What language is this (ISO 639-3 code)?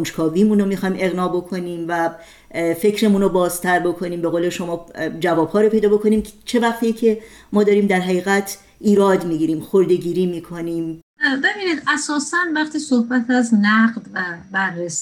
fas